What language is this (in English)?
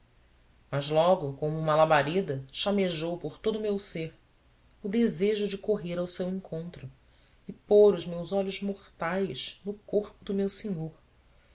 Portuguese